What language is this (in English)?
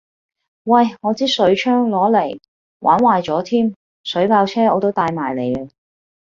Cantonese